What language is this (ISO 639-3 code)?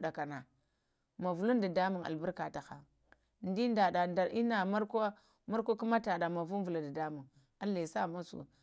hia